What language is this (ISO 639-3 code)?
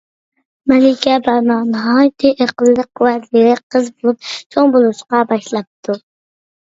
uig